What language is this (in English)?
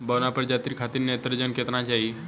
Bhojpuri